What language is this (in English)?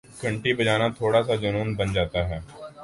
Urdu